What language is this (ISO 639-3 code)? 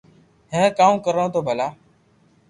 lrk